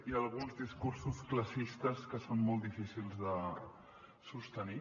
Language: Catalan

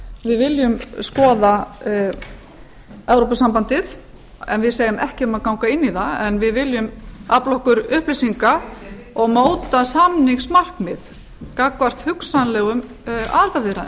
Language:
Icelandic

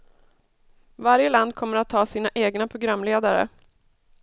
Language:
Swedish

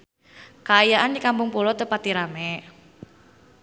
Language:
Sundanese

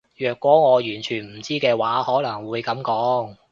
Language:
Cantonese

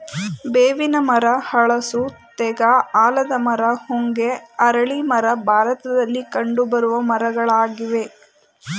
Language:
Kannada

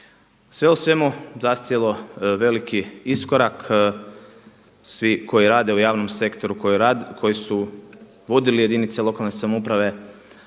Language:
Croatian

